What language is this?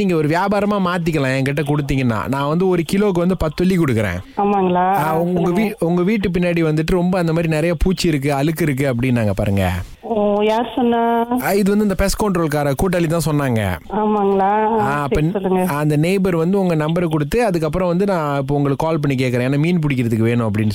Tamil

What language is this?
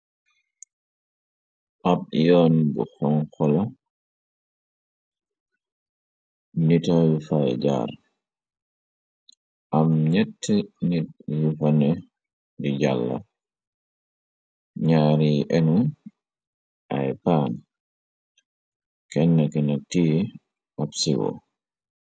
Wolof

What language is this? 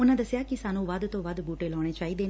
Punjabi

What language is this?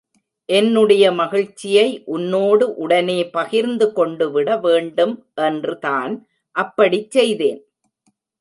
Tamil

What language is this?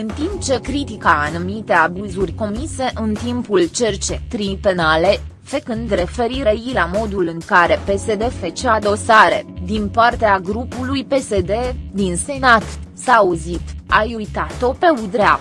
Romanian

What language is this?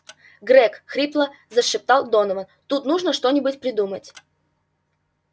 Russian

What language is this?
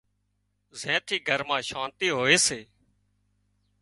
Wadiyara Koli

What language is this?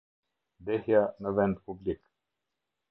Albanian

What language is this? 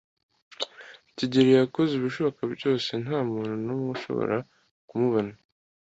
Kinyarwanda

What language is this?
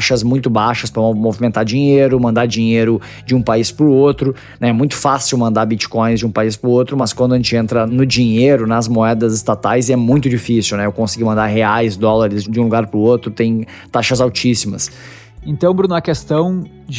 Portuguese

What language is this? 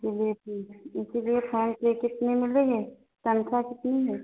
Hindi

